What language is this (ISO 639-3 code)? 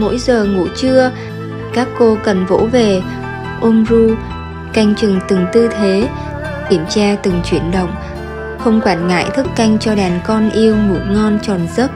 vie